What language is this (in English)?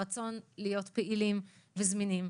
Hebrew